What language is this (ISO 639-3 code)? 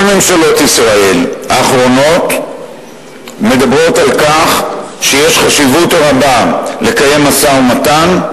heb